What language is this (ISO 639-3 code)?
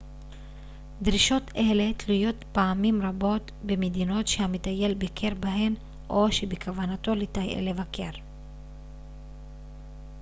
heb